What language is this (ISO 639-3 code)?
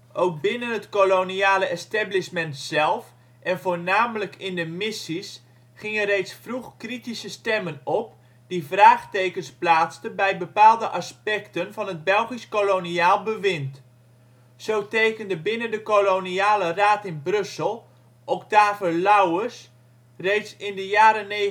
nld